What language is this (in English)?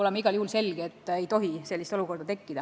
Estonian